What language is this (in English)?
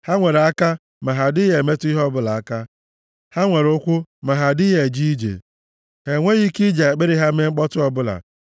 Igbo